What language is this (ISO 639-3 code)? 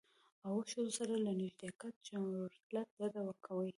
pus